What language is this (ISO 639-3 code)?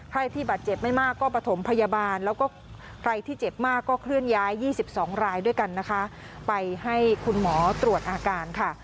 tha